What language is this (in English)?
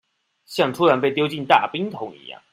Chinese